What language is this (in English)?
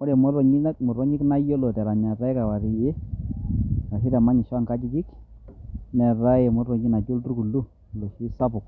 Masai